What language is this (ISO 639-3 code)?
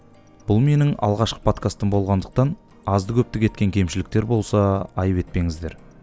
kaz